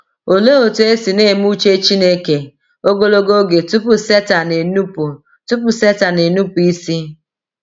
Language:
Igbo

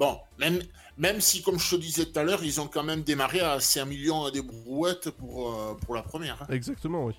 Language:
French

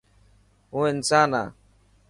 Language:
Dhatki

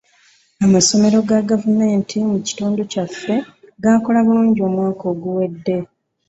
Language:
Ganda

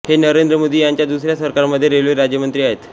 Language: Marathi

